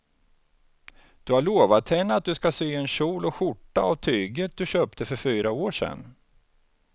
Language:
Swedish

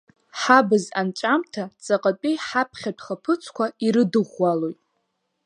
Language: Abkhazian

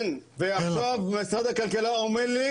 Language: Hebrew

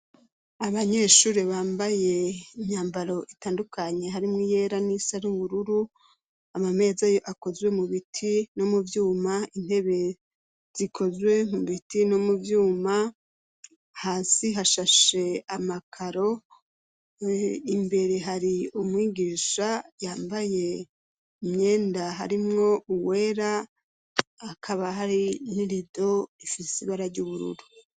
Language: Rundi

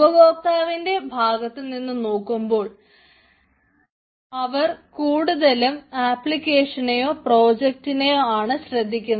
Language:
Malayalam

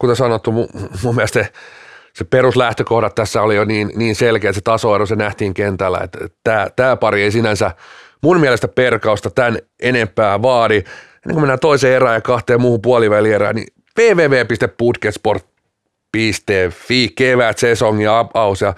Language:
Finnish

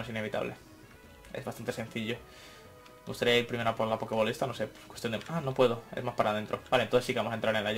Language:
Spanish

